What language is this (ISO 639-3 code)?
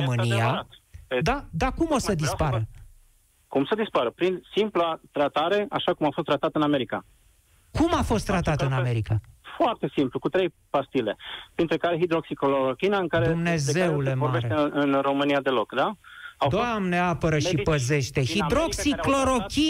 ron